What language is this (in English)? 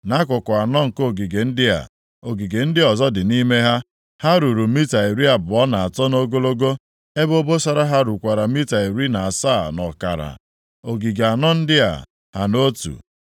Igbo